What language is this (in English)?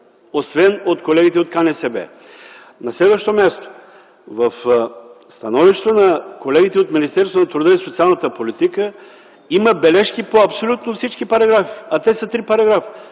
Bulgarian